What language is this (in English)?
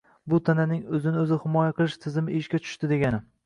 Uzbek